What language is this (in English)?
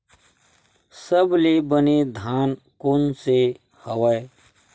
Chhattisgarhi